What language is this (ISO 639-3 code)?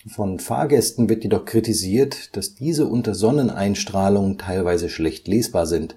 deu